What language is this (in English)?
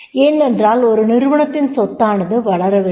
Tamil